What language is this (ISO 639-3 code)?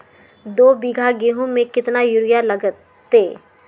mag